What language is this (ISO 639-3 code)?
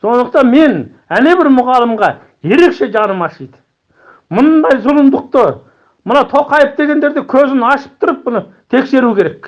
kaz